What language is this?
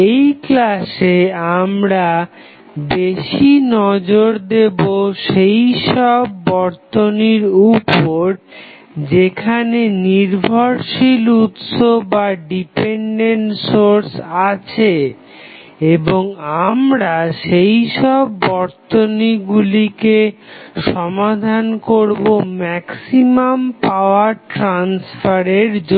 Bangla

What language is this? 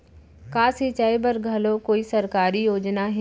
Chhattisgarhi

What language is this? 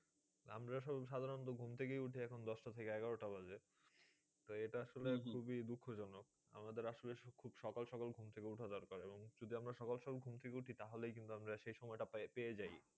Bangla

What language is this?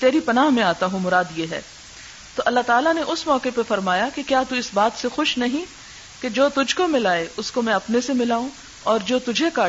Urdu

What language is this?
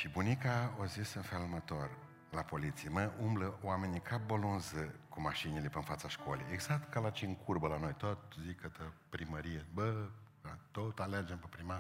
Romanian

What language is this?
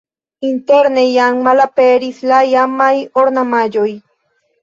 Esperanto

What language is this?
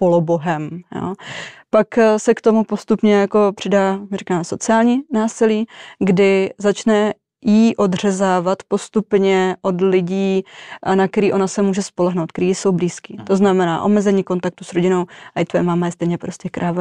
Czech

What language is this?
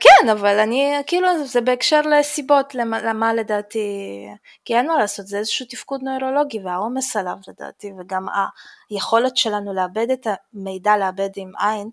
Hebrew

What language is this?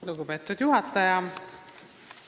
Estonian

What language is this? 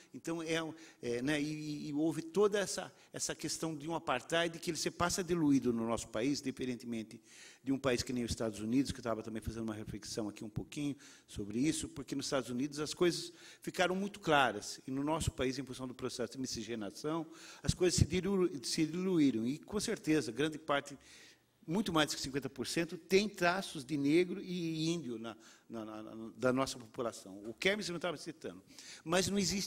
Portuguese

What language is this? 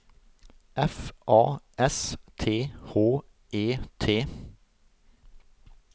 Norwegian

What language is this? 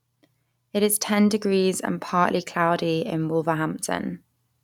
English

